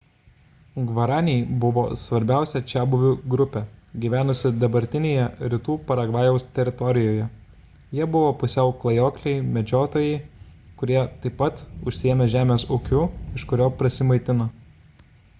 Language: Lithuanian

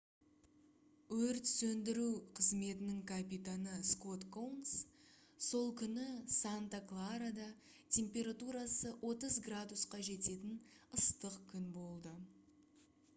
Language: Kazakh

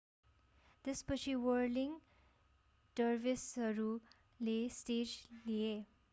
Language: Nepali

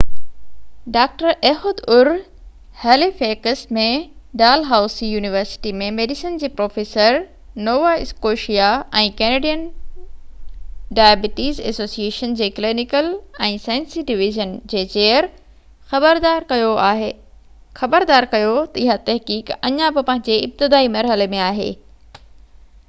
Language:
Sindhi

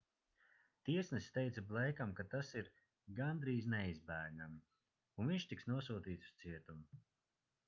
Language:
Latvian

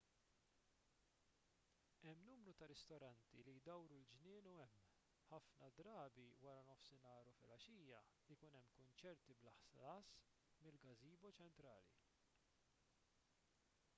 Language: Maltese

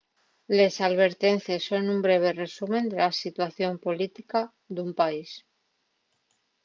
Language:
Asturian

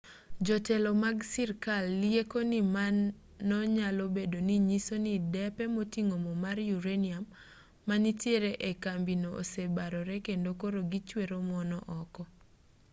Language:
Luo (Kenya and Tanzania)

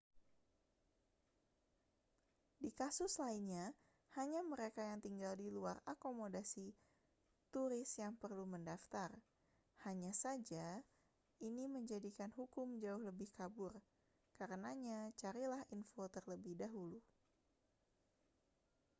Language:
Indonesian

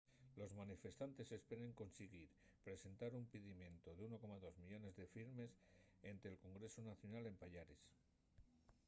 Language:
Asturian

